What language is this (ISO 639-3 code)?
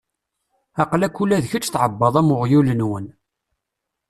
kab